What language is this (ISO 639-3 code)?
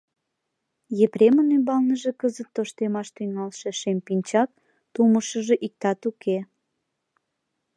chm